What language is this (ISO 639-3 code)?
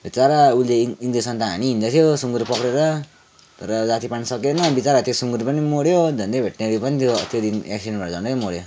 nep